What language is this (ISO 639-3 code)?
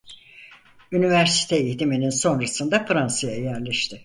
tur